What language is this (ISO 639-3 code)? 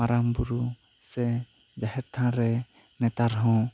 sat